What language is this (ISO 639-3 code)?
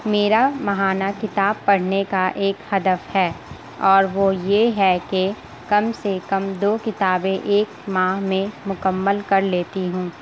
urd